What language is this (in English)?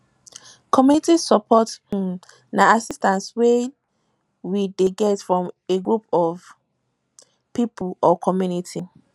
Nigerian Pidgin